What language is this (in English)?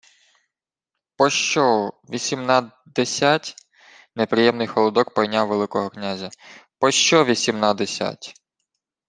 Ukrainian